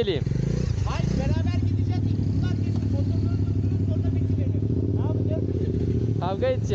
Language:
Turkish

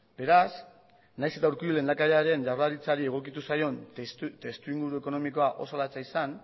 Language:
Basque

